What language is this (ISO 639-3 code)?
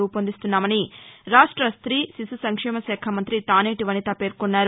tel